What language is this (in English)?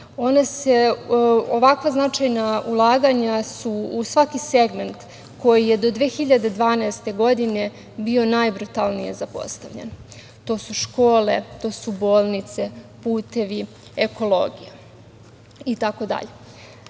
Serbian